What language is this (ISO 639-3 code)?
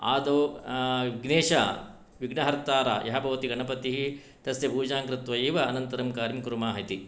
san